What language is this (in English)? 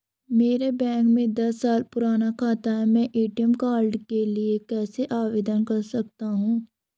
Hindi